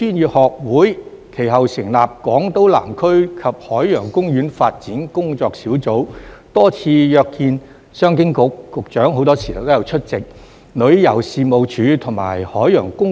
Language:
Cantonese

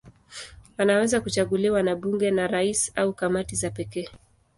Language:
Swahili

